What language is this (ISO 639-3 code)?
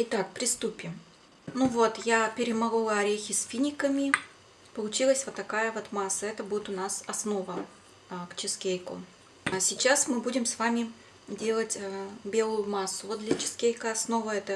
rus